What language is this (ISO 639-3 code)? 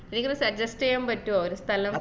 mal